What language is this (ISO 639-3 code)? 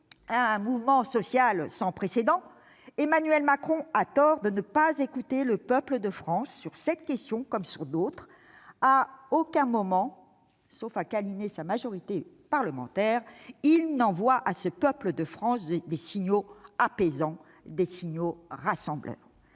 fra